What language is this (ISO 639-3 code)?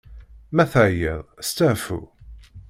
kab